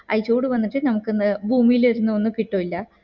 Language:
Malayalam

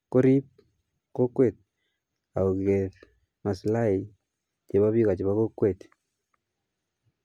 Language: Kalenjin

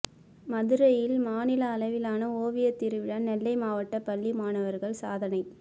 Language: Tamil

